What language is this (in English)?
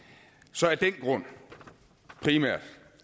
Danish